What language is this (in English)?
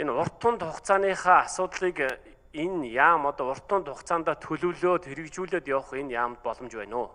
Turkish